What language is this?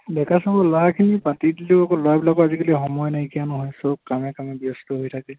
Assamese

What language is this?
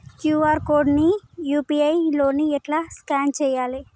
Telugu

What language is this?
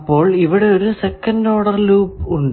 Malayalam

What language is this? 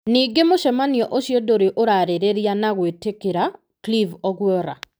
Kikuyu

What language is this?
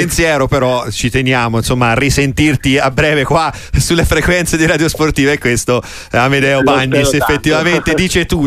Italian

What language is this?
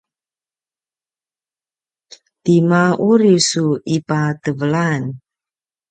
Paiwan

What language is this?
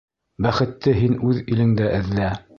Bashkir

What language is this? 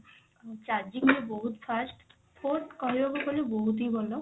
Odia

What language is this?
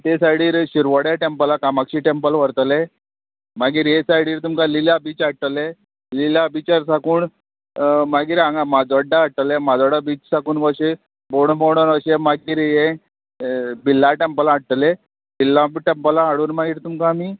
Konkani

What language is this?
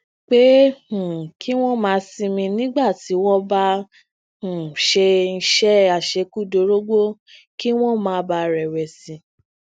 Yoruba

